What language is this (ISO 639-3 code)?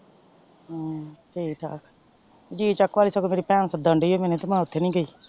pan